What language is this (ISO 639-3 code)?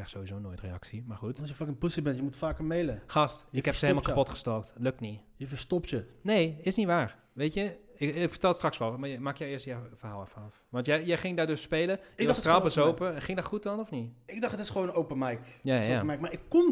nld